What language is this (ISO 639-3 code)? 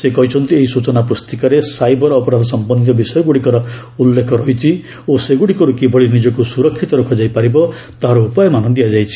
ori